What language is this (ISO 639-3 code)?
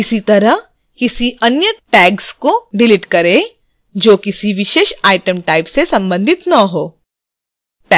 hin